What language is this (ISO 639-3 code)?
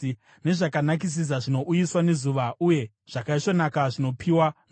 sna